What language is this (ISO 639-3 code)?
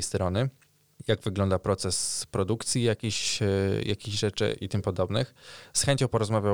pol